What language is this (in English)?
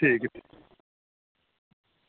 Dogri